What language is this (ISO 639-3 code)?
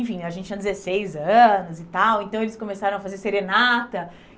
por